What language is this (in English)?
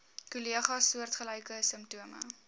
Afrikaans